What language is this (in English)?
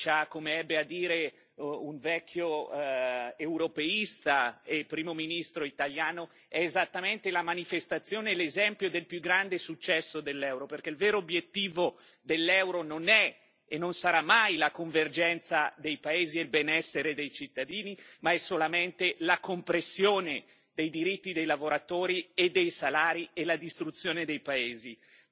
Italian